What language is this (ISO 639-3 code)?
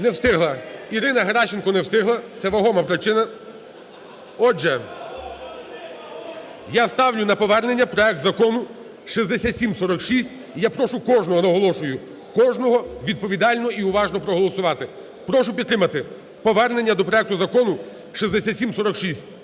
ukr